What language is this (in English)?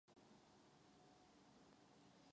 Czech